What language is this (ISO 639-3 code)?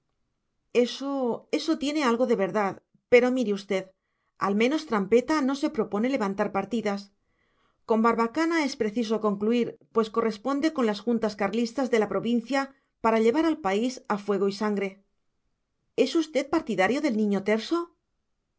spa